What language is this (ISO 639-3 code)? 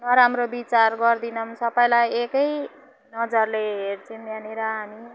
nep